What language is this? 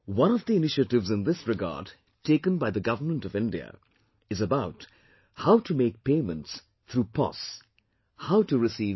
English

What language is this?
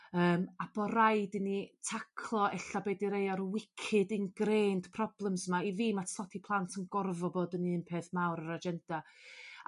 Welsh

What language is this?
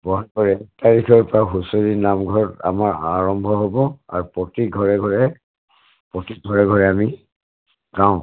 Assamese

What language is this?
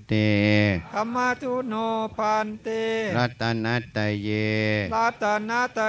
Thai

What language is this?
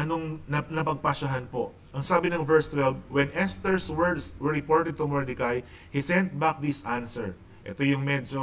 Filipino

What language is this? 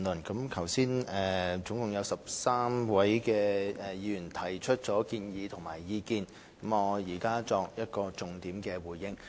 Cantonese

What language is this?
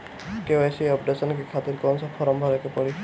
Bhojpuri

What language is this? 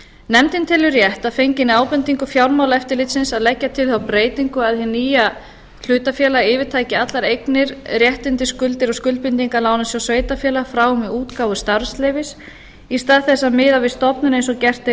Icelandic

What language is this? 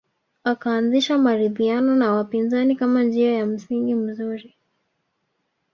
Swahili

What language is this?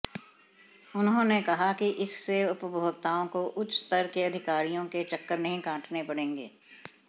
Hindi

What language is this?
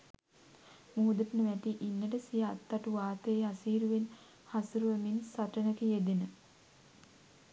Sinhala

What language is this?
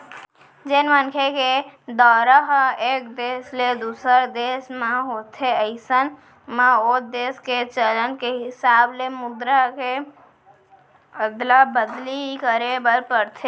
Chhattisgarhi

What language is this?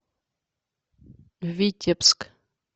Russian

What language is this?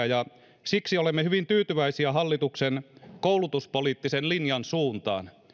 Finnish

